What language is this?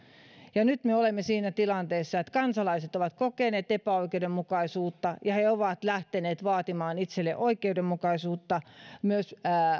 Finnish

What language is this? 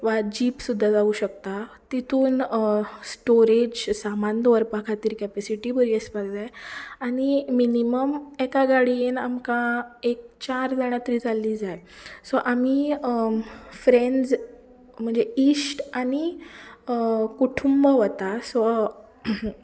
Konkani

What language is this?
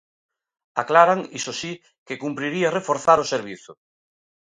Galician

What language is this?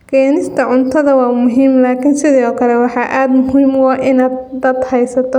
Somali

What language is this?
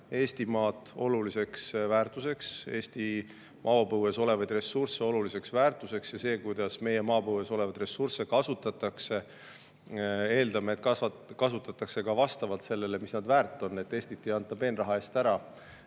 Estonian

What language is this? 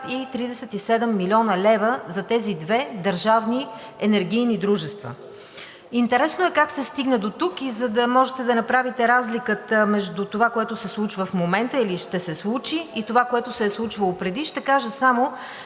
Bulgarian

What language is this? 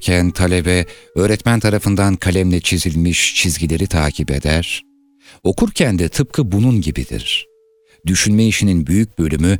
Turkish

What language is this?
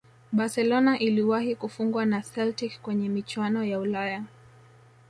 Swahili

